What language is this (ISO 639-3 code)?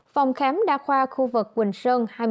vie